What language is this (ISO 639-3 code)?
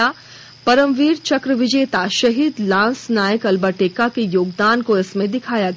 hin